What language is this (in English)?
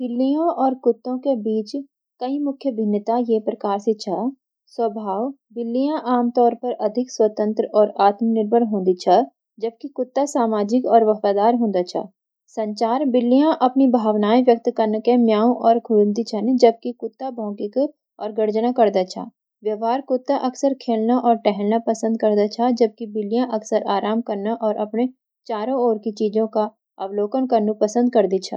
Garhwali